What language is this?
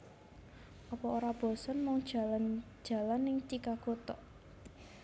Javanese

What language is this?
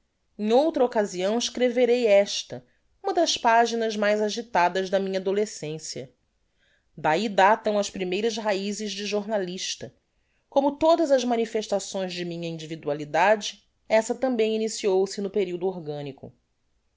Portuguese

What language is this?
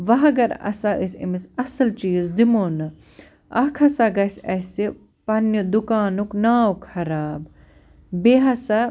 Kashmiri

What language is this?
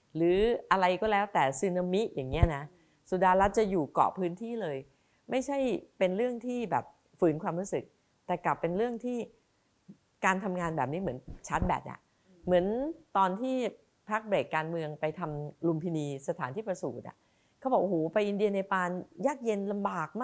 Thai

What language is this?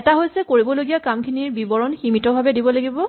Assamese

